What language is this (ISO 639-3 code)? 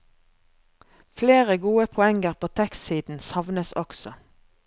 nor